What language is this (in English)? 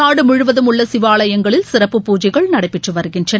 Tamil